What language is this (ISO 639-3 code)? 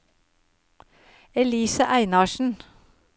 nor